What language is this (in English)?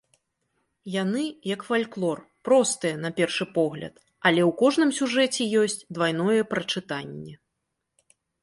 Belarusian